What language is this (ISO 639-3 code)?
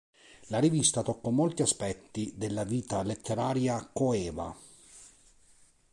ita